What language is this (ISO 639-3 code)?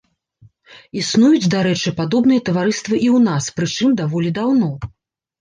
bel